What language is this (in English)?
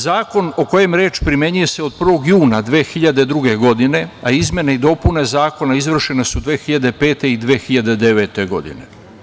Serbian